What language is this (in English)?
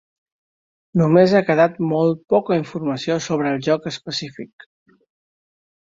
Catalan